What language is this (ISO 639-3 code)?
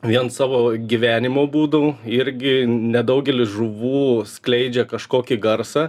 lit